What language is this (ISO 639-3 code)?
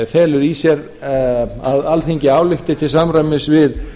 isl